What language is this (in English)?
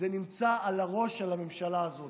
Hebrew